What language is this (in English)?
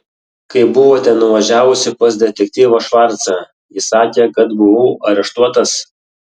Lithuanian